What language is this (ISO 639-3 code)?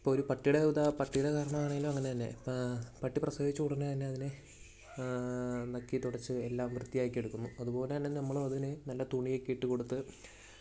mal